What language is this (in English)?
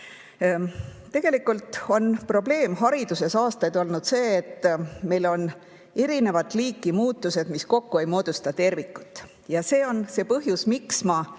Estonian